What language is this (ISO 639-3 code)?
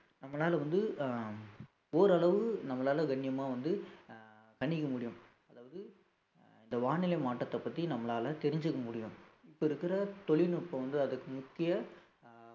tam